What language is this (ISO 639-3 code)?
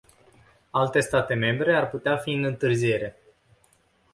ron